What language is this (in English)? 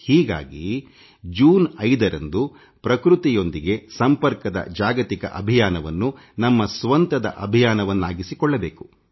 Kannada